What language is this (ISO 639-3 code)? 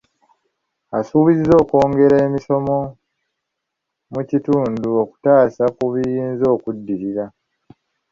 lug